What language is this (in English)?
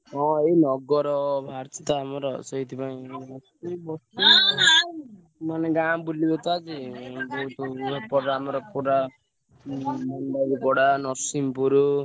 Odia